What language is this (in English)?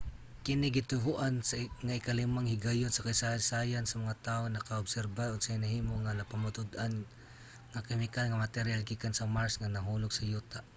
Cebuano